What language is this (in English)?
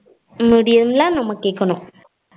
Tamil